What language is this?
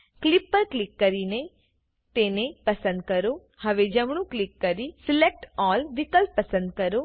Gujarati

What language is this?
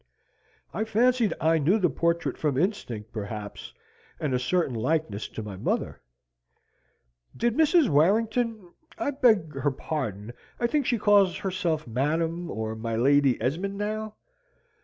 English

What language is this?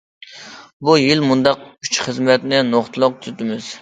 Uyghur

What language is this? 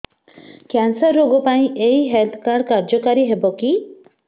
Odia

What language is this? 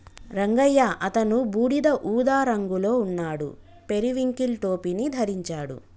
Telugu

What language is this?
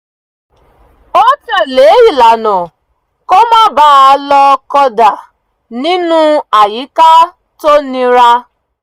Yoruba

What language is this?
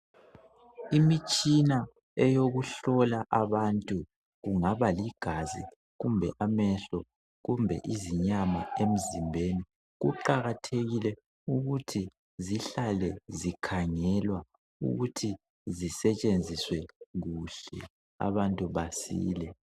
North Ndebele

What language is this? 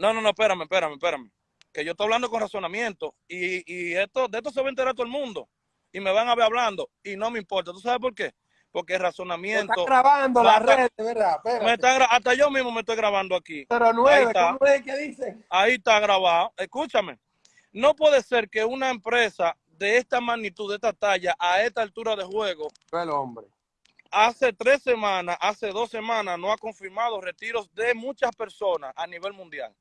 Spanish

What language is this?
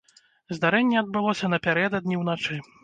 Belarusian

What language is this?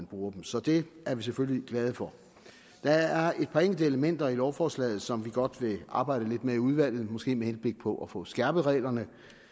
Danish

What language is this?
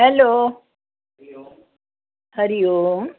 Sindhi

